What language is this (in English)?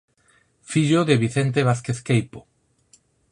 Galician